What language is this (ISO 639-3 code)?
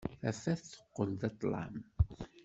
kab